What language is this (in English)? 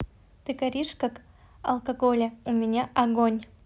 Russian